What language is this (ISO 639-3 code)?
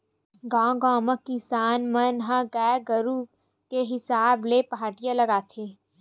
hne